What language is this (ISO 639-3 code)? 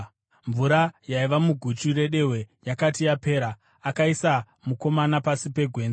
sna